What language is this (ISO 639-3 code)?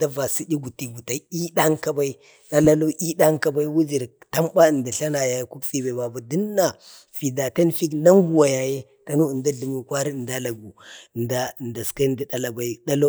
bde